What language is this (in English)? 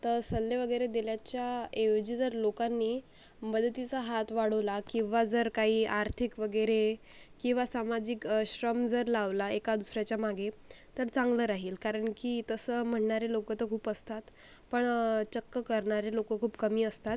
Marathi